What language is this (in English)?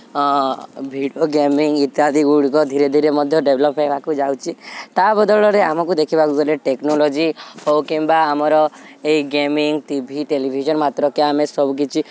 Odia